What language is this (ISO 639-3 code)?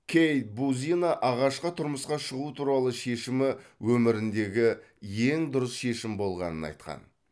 kaz